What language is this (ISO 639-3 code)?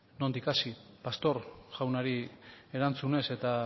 eus